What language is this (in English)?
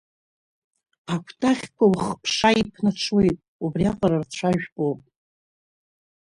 Abkhazian